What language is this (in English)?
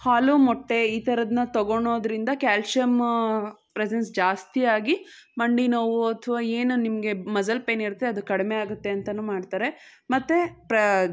Kannada